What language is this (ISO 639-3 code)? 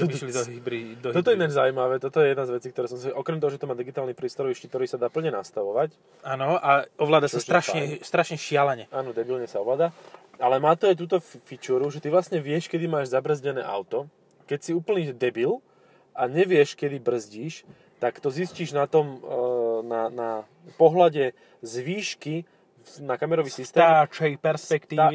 slk